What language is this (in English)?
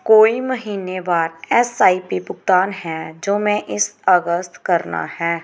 Punjabi